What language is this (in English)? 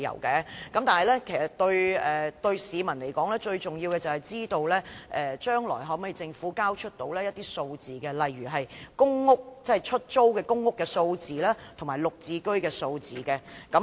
Cantonese